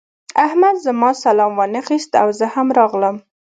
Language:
Pashto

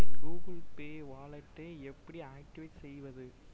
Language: Tamil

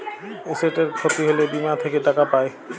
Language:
Bangla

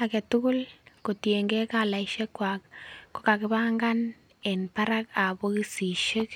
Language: Kalenjin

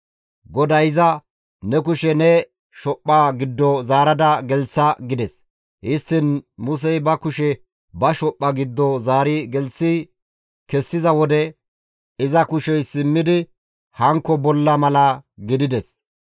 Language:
Gamo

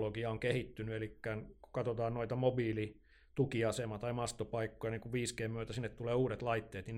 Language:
Finnish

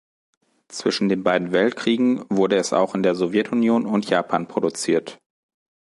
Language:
German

